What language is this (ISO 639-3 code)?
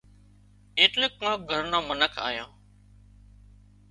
kxp